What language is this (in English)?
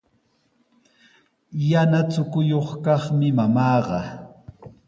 Sihuas Ancash Quechua